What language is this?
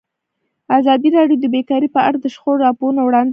Pashto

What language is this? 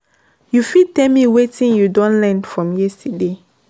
Nigerian Pidgin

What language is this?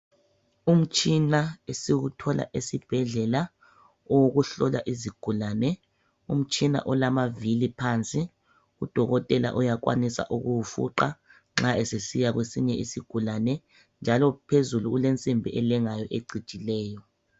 North Ndebele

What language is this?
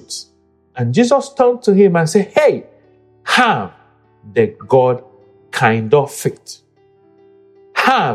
English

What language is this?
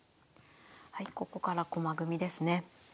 Japanese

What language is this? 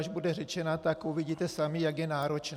Czech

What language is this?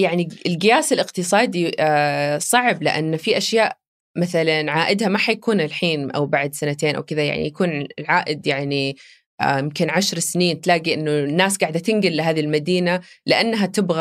Arabic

